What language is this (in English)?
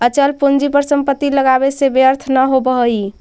Magahi